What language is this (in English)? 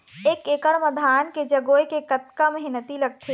Chhattisgarhi